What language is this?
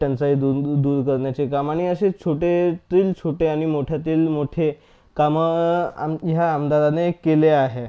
Marathi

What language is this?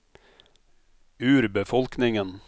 Norwegian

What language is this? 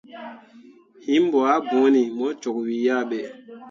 Mundang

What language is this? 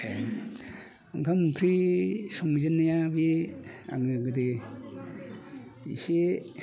Bodo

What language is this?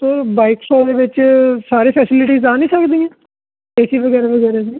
Punjabi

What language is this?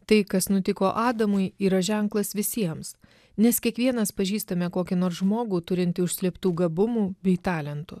Lithuanian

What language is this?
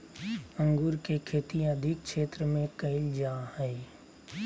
Magahi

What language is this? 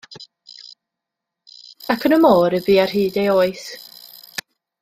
Welsh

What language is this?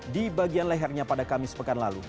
Indonesian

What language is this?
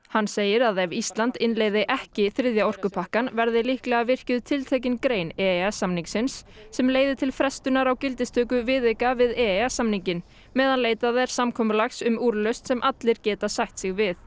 Icelandic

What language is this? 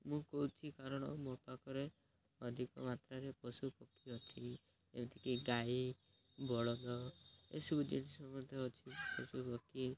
Odia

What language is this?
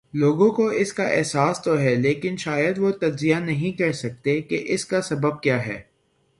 Urdu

